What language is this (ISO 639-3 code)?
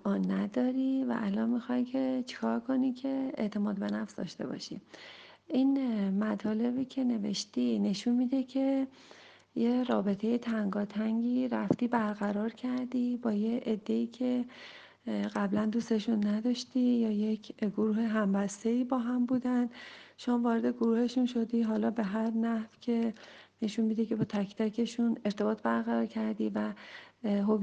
fas